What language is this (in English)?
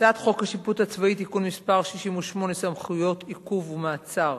Hebrew